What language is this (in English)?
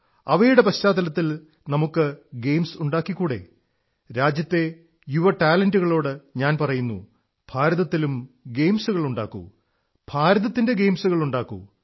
Malayalam